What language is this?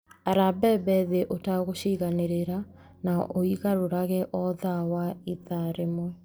Kikuyu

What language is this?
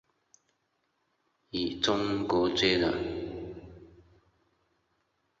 Chinese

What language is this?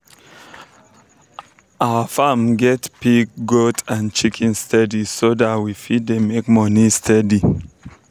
Nigerian Pidgin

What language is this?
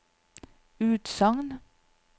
Norwegian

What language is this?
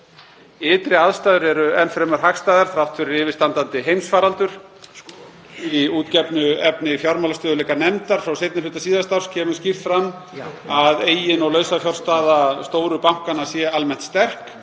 Icelandic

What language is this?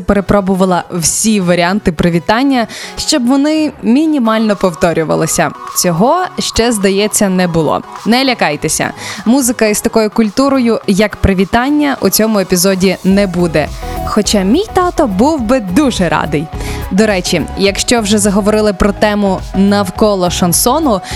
Ukrainian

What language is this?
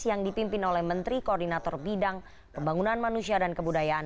Indonesian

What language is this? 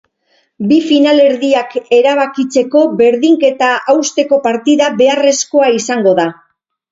Basque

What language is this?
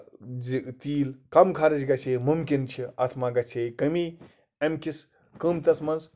Kashmiri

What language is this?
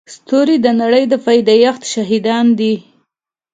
Pashto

